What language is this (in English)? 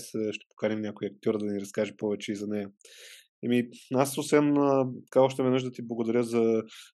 Bulgarian